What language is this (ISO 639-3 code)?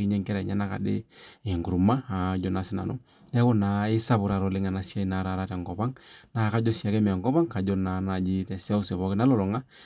mas